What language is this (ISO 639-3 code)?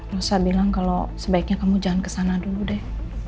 ind